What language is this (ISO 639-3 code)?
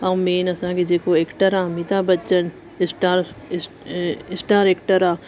snd